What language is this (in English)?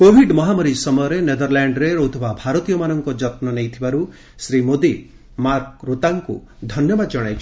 Odia